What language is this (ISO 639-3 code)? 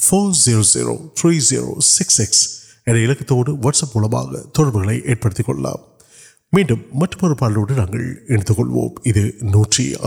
urd